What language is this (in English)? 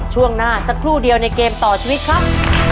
Thai